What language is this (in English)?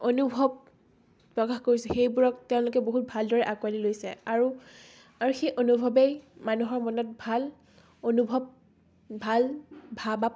Assamese